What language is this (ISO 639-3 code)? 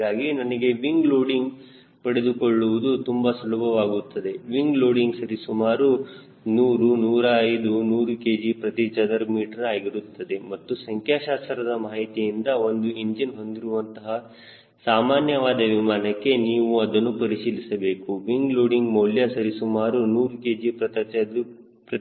kan